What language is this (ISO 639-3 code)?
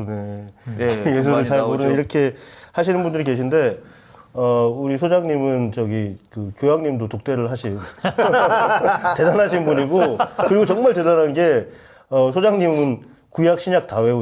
kor